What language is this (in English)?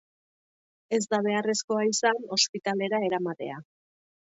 Basque